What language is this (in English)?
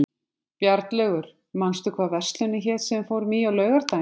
Icelandic